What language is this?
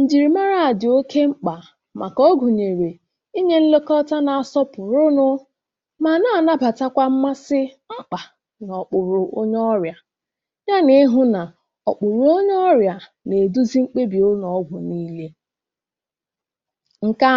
Igbo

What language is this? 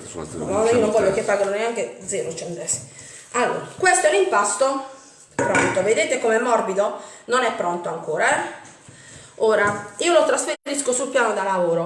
Italian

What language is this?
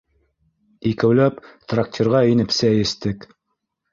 Bashkir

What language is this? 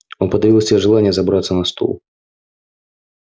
Russian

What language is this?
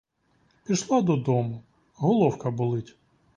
Ukrainian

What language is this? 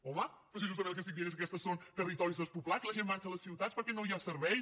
Catalan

